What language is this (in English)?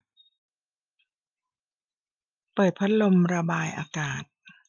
Thai